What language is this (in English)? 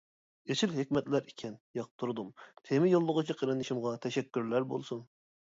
Uyghur